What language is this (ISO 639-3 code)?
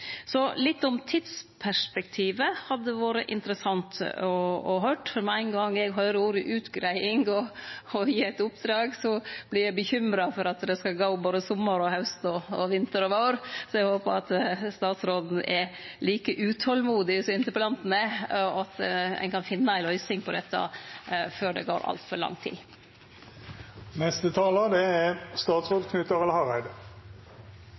nno